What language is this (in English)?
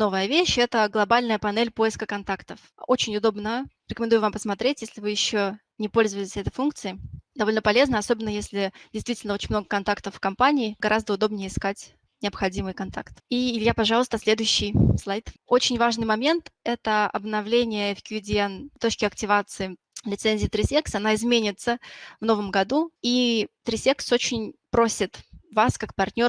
Russian